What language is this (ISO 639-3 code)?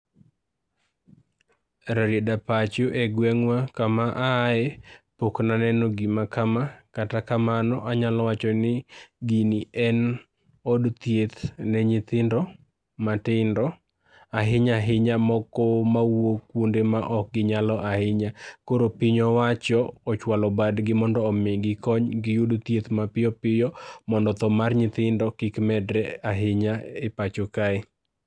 luo